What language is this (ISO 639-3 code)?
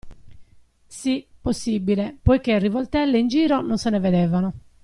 ita